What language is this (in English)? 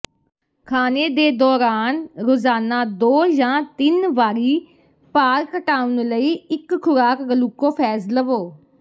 Punjabi